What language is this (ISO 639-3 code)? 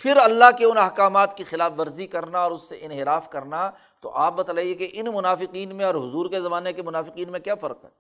urd